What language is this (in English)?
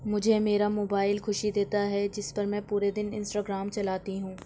Urdu